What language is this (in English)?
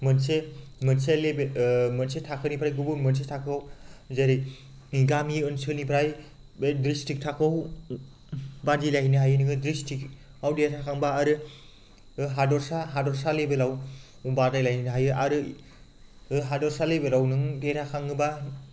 Bodo